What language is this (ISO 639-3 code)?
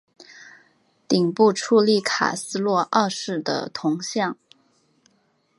zho